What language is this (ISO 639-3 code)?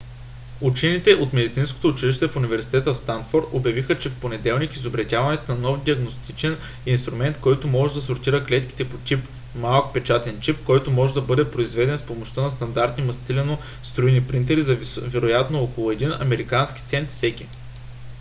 bul